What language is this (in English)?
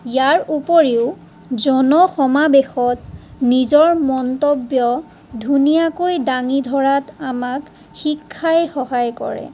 Assamese